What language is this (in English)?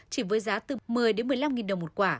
Vietnamese